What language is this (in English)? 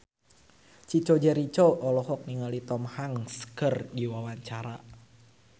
Sundanese